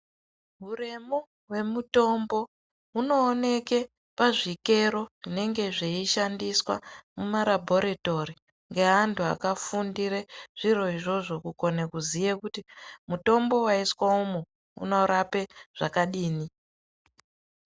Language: Ndau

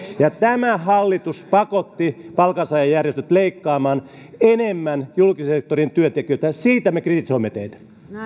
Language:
Finnish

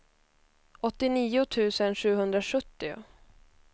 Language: Swedish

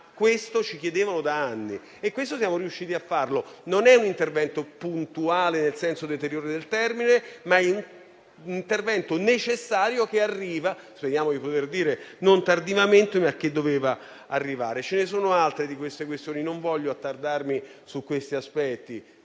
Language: Italian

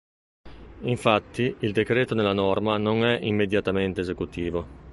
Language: Italian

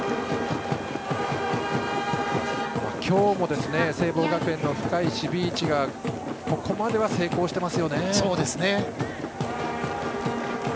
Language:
Japanese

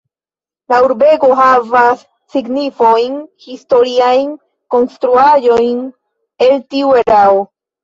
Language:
Esperanto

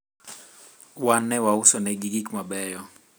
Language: Luo (Kenya and Tanzania)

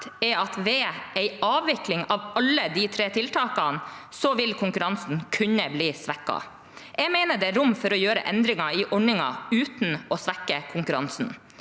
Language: Norwegian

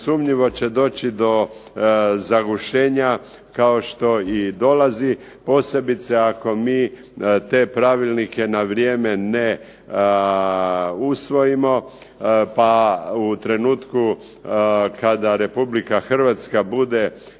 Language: Croatian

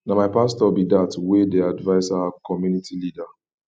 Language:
Nigerian Pidgin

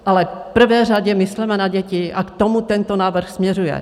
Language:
Czech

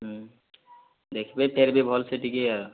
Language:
Odia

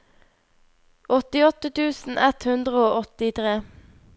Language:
Norwegian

